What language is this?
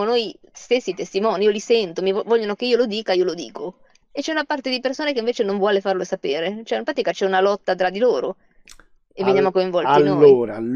Italian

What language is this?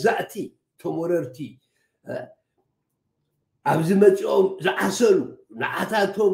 Arabic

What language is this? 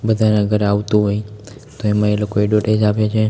Gujarati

